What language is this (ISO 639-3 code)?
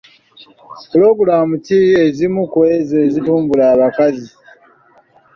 lug